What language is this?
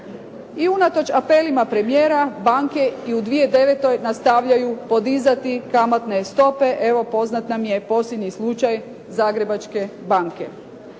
Croatian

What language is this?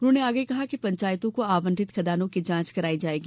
Hindi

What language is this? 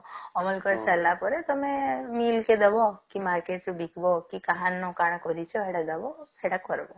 Odia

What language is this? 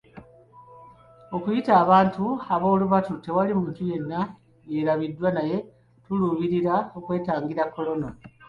Ganda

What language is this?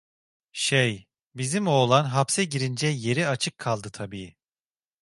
Turkish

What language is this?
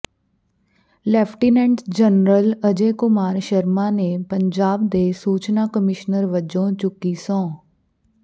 Punjabi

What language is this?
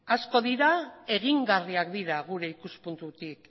Basque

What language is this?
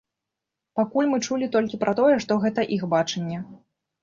Belarusian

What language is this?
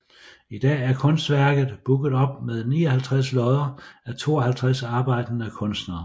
Danish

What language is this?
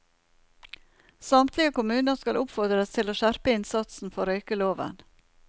Norwegian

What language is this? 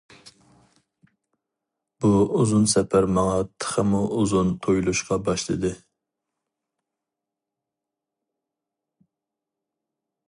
Uyghur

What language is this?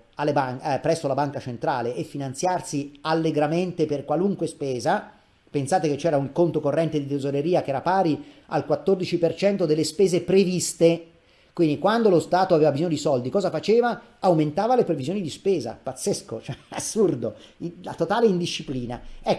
Italian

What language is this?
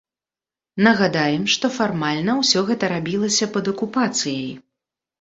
Belarusian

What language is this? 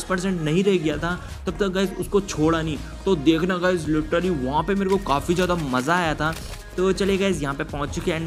Hindi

